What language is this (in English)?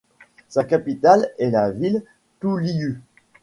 French